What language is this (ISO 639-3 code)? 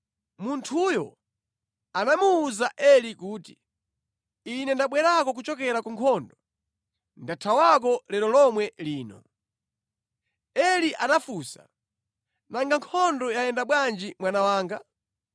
nya